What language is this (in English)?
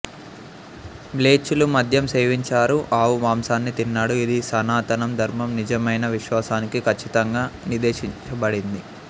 Telugu